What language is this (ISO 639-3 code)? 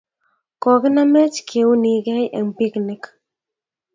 kln